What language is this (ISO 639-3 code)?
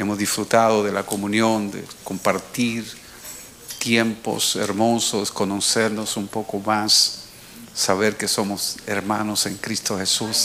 spa